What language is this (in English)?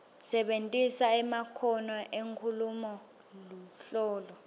Swati